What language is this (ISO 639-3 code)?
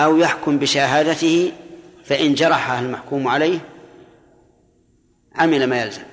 ara